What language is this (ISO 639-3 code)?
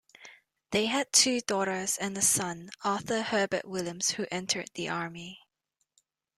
eng